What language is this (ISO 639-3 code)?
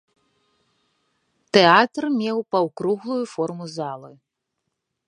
bel